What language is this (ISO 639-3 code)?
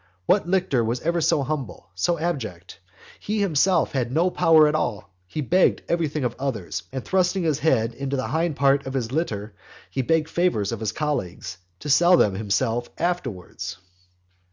eng